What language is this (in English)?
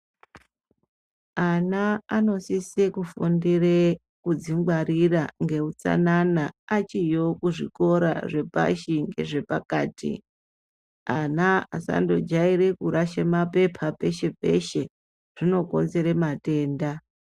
Ndau